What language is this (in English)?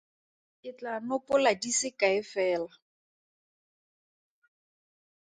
Tswana